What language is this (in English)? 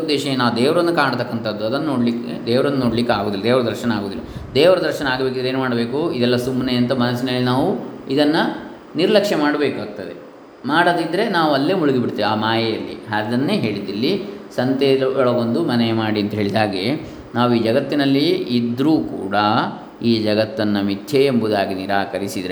Kannada